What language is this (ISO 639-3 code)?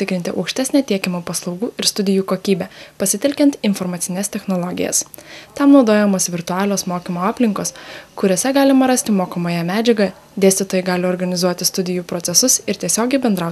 lit